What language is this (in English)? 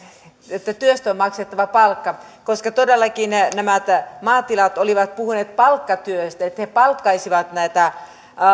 Finnish